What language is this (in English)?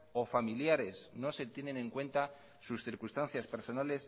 Spanish